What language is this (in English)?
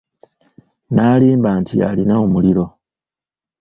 Ganda